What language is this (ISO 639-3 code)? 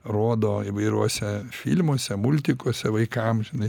lit